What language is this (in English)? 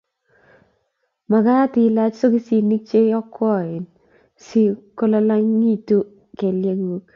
Kalenjin